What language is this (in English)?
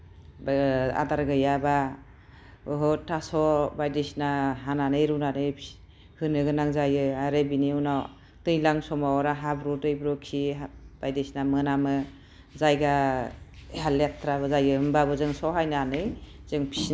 Bodo